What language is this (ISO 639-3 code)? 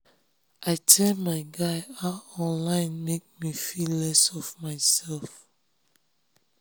pcm